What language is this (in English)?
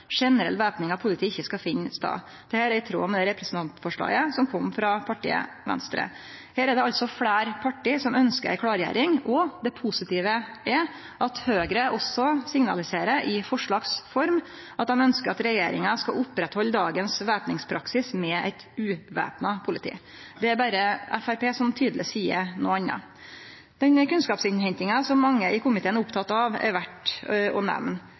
Norwegian Nynorsk